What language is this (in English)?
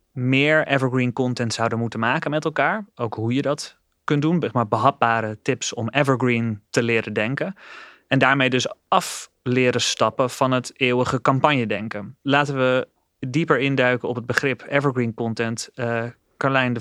Dutch